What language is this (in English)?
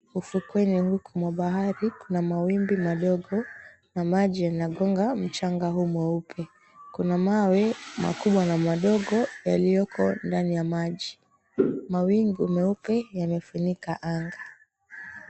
Swahili